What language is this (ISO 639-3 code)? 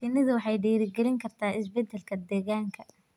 som